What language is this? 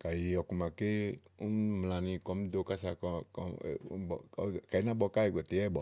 Igo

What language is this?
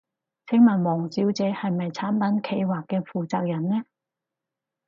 Cantonese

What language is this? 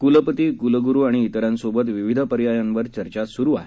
Marathi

